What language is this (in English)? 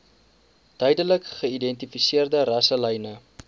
Afrikaans